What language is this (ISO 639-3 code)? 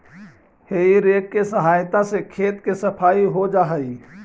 mag